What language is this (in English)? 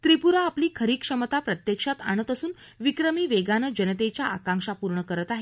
Marathi